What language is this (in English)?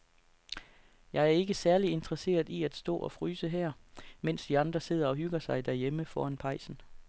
Danish